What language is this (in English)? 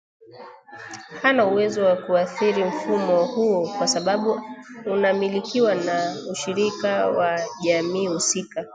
Swahili